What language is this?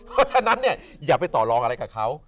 Thai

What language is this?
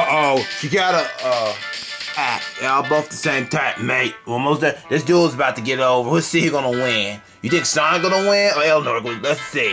English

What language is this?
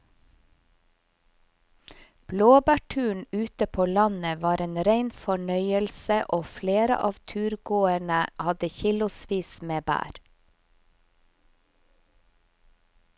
Norwegian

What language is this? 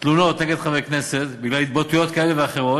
Hebrew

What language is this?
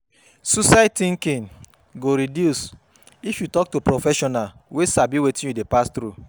Nigerian Pidgin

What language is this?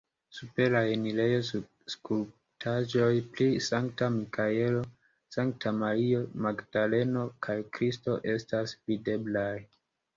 Esperanto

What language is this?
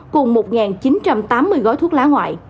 Vietnamese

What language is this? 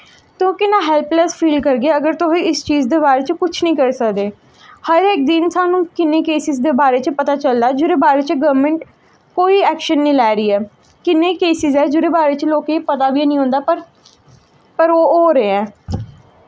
Dogri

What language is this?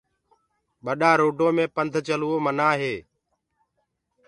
Gurgula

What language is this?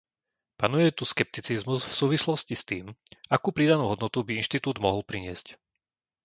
Slovak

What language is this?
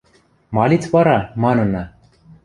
Western Mari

